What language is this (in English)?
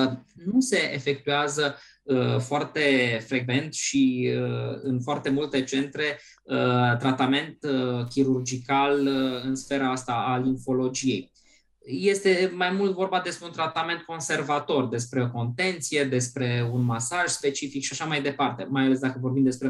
Romanian